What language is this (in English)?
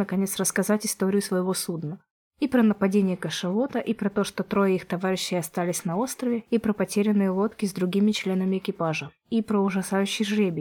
Russian